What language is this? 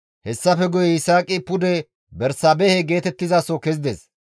Gamo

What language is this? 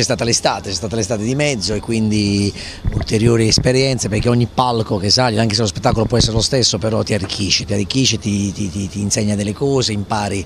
Italian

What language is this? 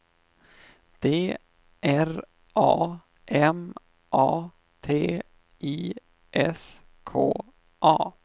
Swedish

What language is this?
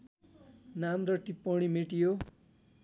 Nepali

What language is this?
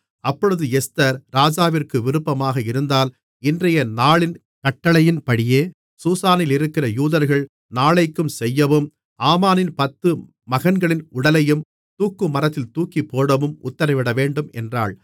Tamil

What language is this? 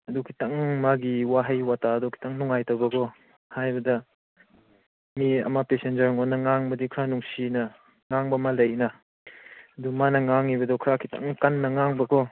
Manipuri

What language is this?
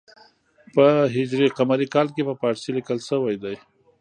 Pashto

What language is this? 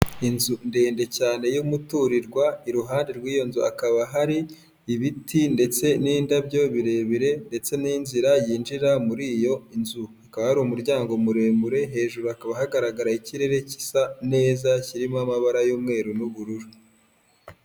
Kinyarwanda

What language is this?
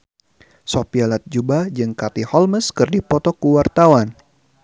Sundanese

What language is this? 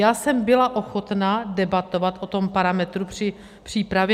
Czech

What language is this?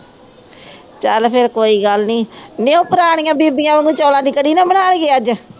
Punjabi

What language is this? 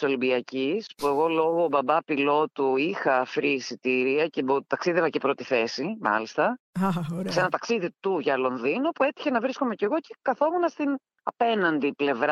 Greek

